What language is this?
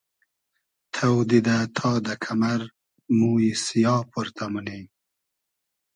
Hazaragi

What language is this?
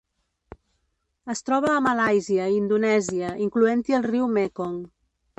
Catalan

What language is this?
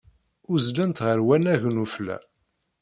Kabyle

